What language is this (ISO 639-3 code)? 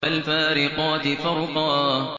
ara